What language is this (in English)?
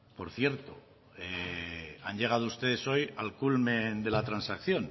Spanish